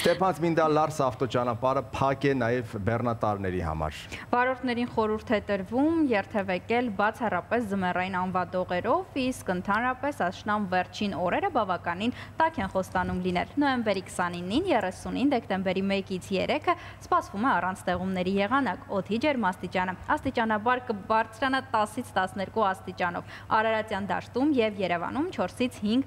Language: Romanian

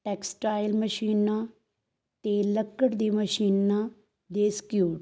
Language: Punjabi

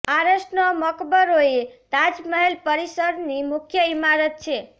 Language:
Gujarati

